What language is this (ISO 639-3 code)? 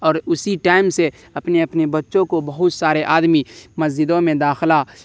urd